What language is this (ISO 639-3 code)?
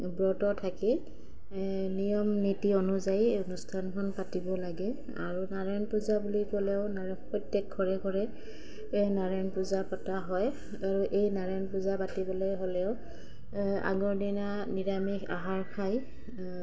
asm